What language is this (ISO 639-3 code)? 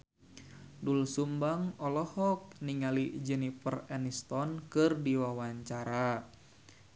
sun